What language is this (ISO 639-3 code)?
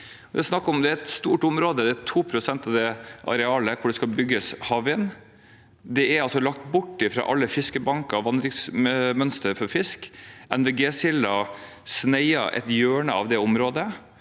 nor